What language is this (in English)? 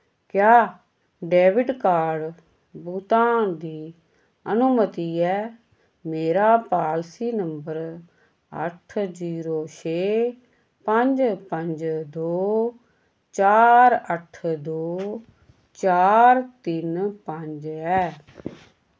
Dogri